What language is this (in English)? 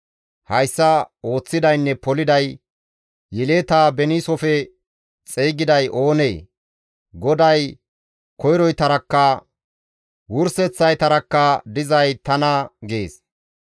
Gamo